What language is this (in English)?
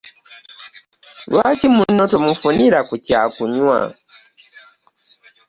Ganda